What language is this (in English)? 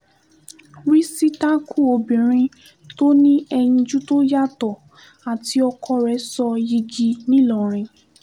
Yoruba